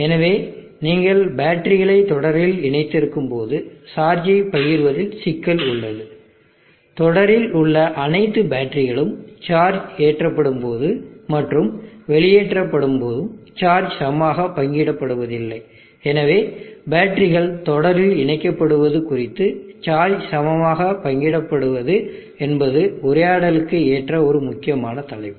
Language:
Tamil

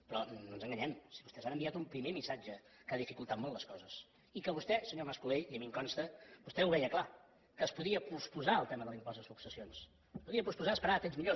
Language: Catalan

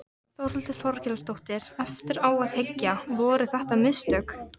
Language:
Icelandic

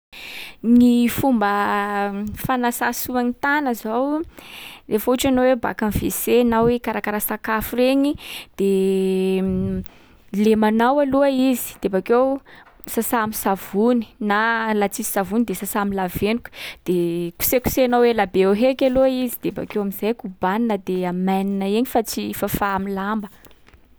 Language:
Sakalava Malagasy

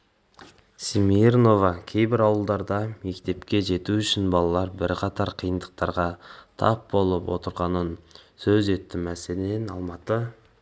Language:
Kazakh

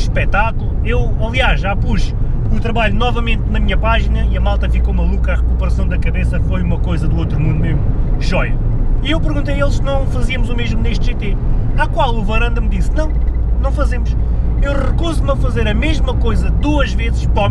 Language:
Portuguese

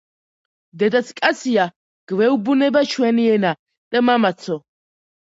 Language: Georgian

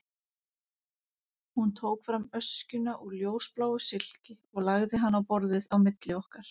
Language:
Icelandic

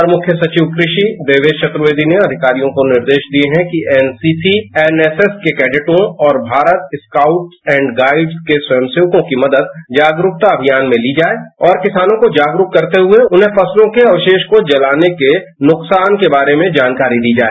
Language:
Hindi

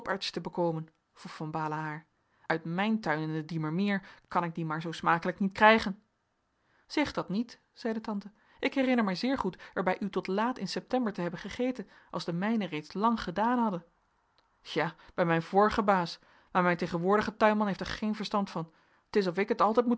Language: Dutch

